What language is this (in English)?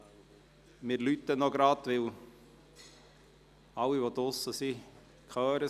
Swiss German